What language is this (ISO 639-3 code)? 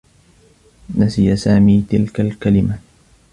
ara